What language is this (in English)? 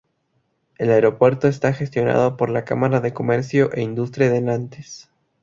Spanish